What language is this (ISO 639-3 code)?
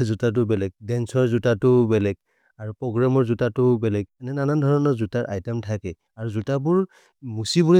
mrr